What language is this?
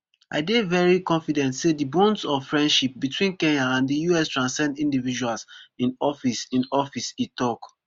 Nigerian Pidgin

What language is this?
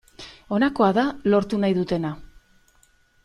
Basque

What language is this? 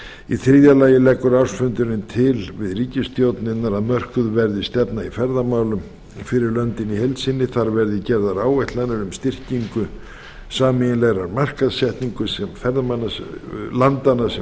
Icelandic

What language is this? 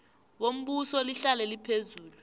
South Ndebele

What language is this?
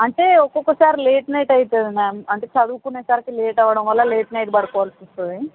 Telugu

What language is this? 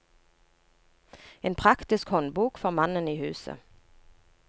Norwegian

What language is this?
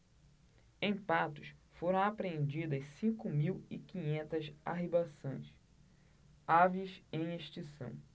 Portuguese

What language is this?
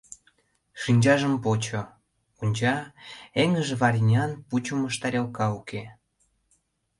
Mari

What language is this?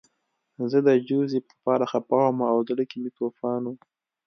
Pashto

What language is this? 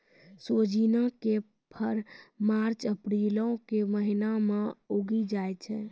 Maithili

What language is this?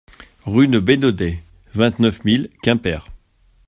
French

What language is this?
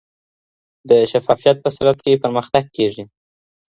Pashto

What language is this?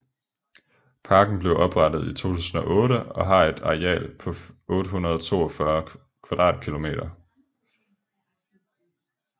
Danish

